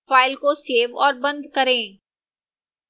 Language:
Hindi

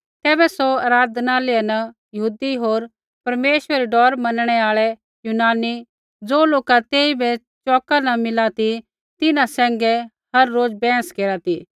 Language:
Kullu Pahari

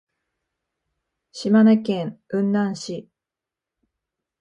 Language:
Japanese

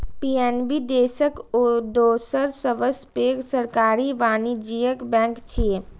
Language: Maithili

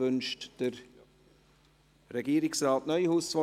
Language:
Swiss German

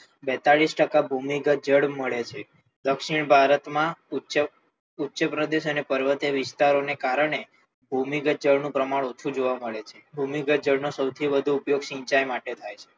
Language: Gujarati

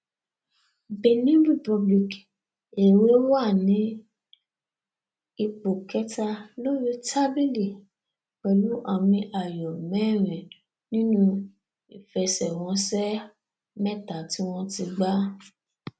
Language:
Yoruba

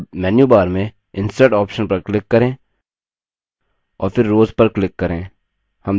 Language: Hindi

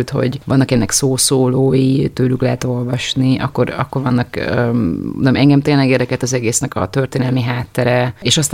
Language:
Hungarian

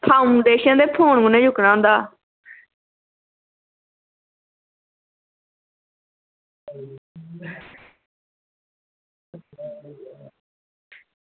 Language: Dogri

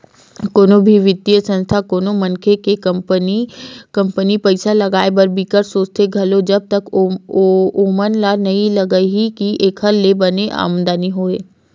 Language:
Chhattisgarhi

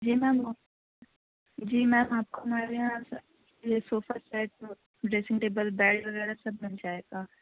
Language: Urdu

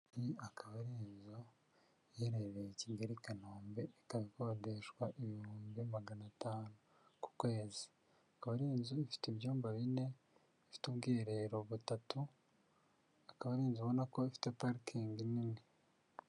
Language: Kinyarwanda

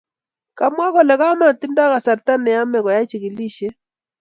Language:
Kalenjin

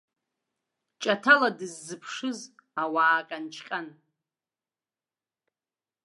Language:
Abkhazian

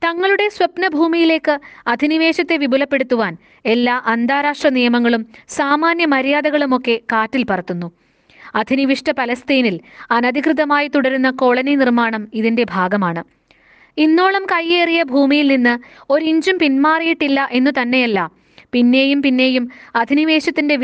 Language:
Malayalam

